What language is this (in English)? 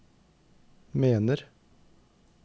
Norwegian